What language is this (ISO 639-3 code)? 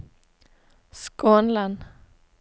nor